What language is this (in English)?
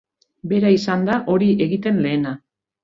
Basque